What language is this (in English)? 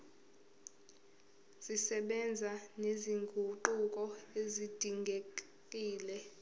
Zulu